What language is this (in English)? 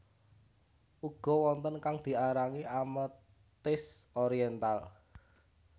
Javanese